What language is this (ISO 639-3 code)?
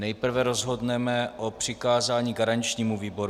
ces